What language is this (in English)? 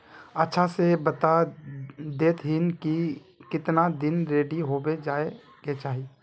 Magahi